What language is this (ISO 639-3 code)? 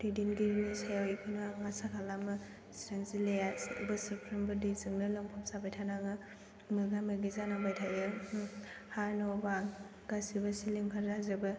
brx